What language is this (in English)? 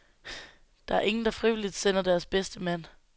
Danish